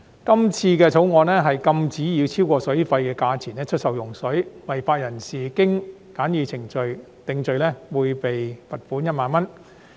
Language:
Cantonese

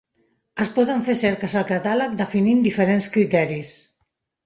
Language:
Catalan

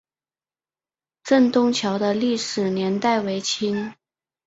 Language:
Chinese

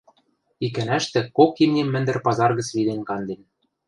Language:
Western Mari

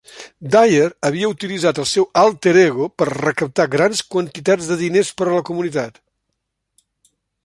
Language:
Catalan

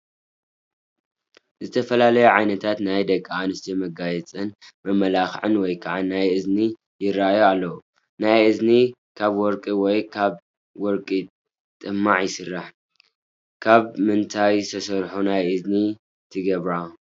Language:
Tigrinya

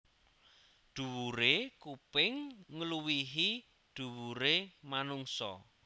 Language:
Javanese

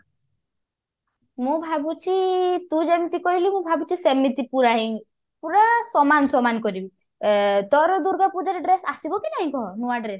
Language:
Odia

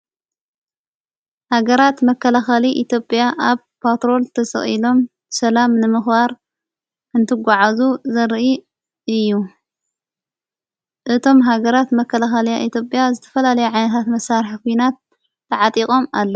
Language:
Tigrinya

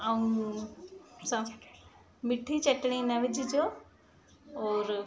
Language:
Sindhi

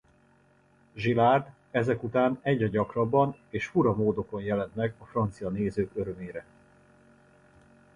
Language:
Hungarian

